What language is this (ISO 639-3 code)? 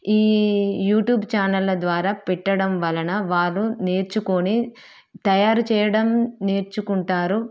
tel